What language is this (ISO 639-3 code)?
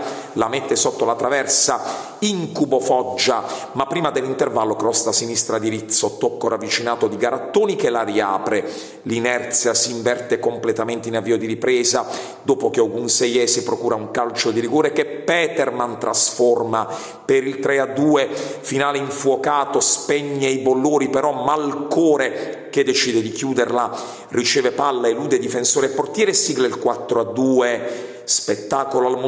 ita